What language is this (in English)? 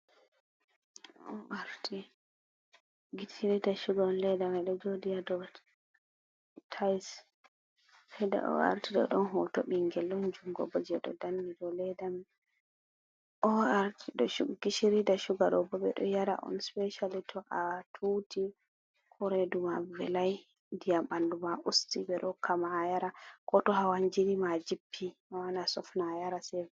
Fula